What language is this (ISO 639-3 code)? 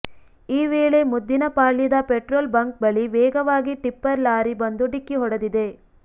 kan